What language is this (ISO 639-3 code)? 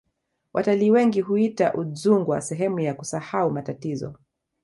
swa